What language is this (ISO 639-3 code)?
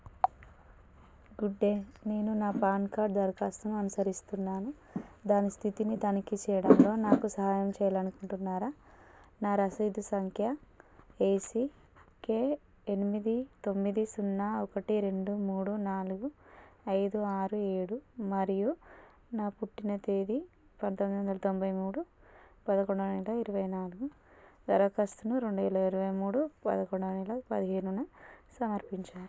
tel